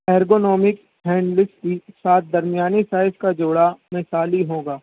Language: Urdu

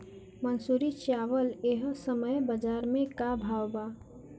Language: Bhojpuri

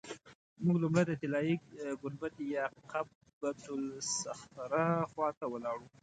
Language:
Pashto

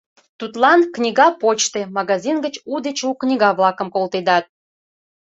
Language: Mari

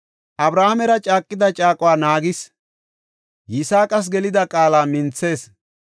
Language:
Gofa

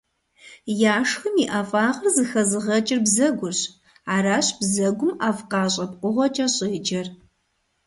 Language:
Kabardian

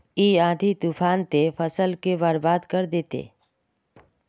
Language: Magahi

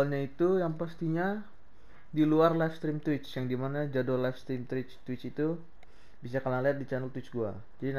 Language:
Indonesian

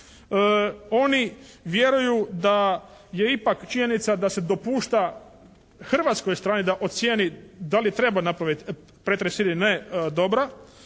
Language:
Croatian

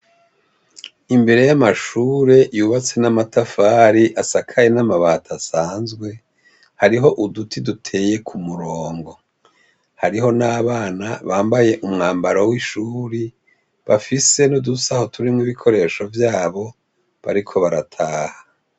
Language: Rundi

